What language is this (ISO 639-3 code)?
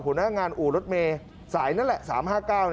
tha